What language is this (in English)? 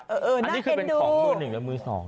Thai